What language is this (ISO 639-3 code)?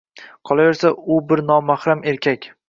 uzb